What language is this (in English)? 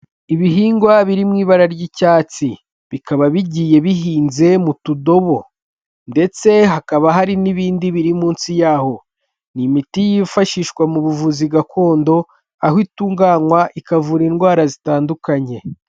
Kinyarwanda